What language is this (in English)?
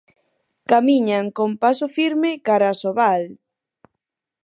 Galician